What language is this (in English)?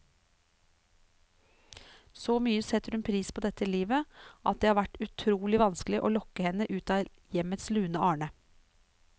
Norwegian